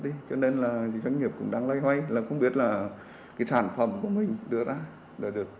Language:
Vietnamese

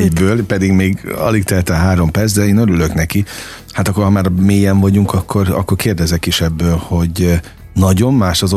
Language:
Hungarian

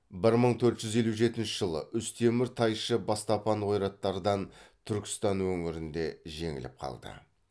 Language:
Kazakh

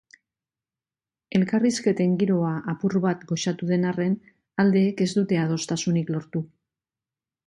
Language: Basque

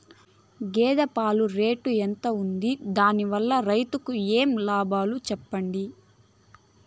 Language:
Telugu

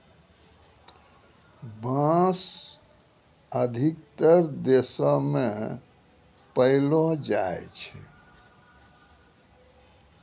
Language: Maithili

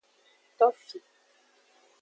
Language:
Aja (Benin)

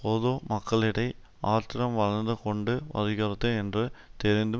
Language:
Tamil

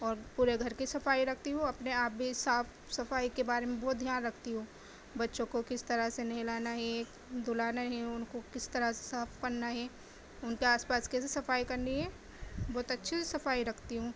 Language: Urdu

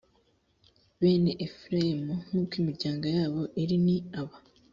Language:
Kinyarwanda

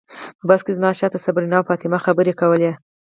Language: Pashto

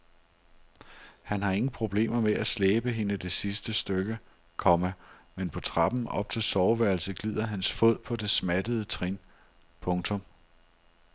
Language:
Danish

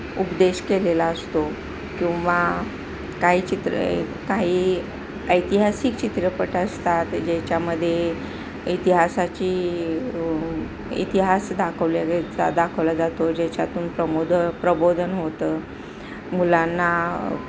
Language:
Marathi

